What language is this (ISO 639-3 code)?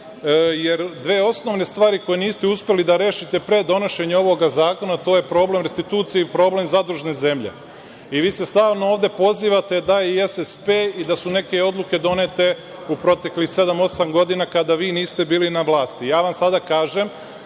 srp